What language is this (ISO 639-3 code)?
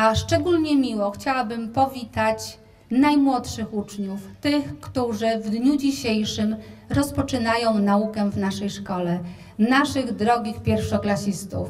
pol